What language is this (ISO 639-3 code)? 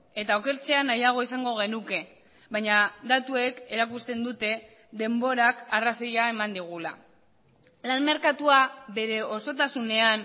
eus